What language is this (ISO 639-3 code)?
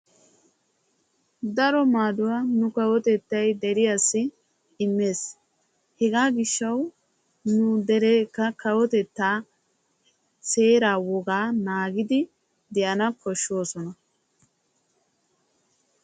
wal